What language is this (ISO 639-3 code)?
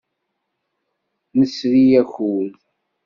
kab